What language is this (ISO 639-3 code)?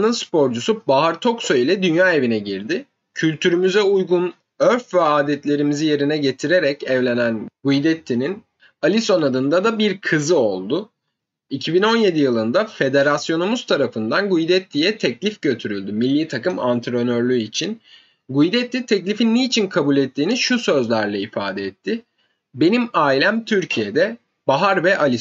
tur